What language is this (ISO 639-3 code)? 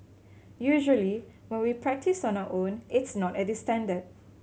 eng